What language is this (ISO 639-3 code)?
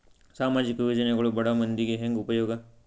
kan